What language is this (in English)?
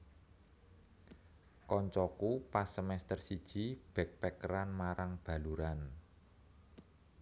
Javanese